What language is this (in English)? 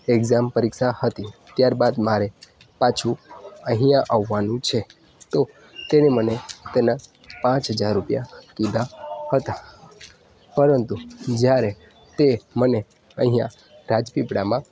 Gujarati